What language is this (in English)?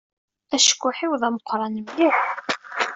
Kabyle